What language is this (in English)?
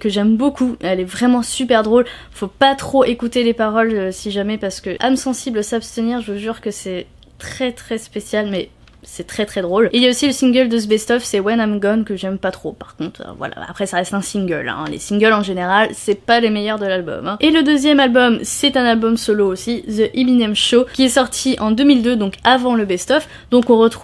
French